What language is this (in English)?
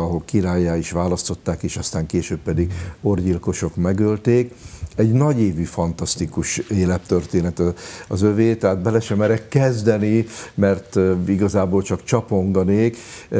Hungarian